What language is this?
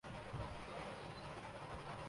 Urdu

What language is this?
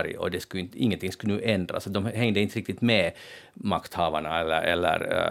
Swedish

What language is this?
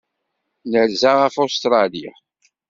Kabyle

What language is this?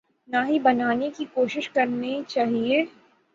Urdu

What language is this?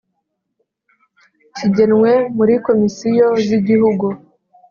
Kinyarwanda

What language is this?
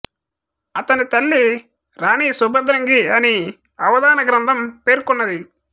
Telugu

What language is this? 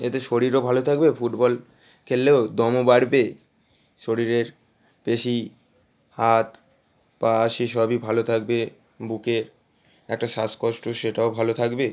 Bangla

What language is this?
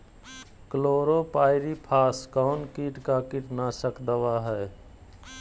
Magahi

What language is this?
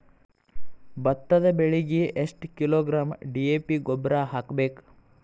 Kannada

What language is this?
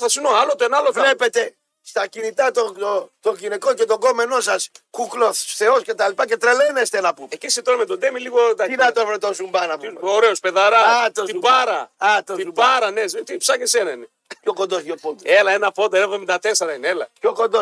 Greek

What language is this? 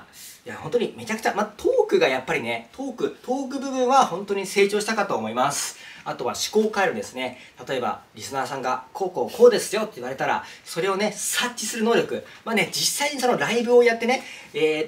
Japanese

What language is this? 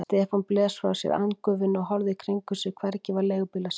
Icelandic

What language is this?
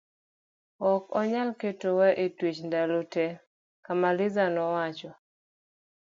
Luo (Kenya and Tanzania)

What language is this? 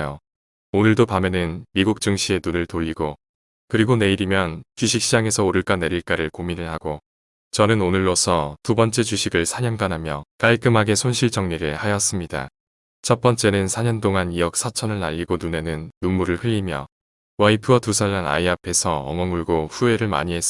Korean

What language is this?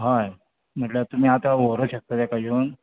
Konkani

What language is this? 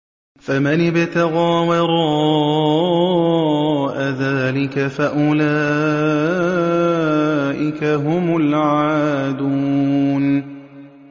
Arabic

